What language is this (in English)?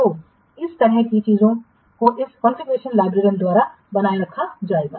Hindi